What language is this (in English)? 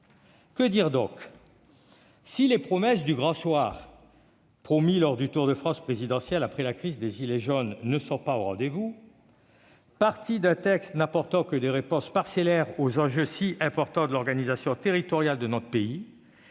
French